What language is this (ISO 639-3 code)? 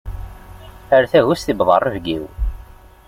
kab